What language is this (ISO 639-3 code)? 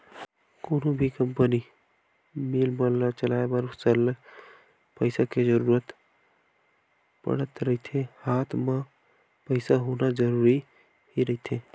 hne